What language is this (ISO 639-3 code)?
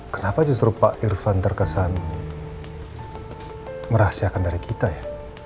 ind